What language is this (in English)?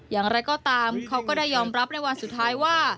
Thai